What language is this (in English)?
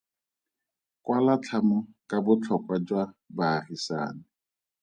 Tswana